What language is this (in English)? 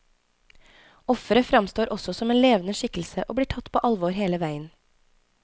Norwegian